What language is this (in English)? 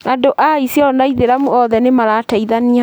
Kikuyu